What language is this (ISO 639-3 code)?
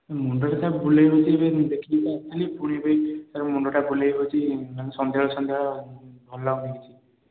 ori